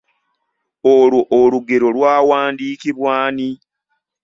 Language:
Ganda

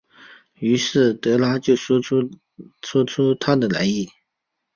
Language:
Chinese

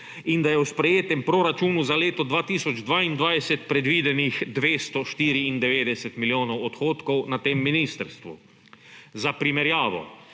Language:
Slovenian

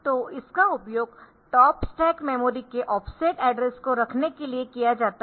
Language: Hindi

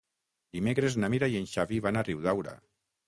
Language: Catalan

